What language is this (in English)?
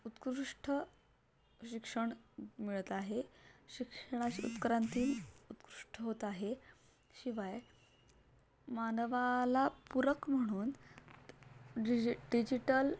Marathi